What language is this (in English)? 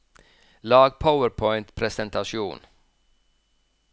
Norwegian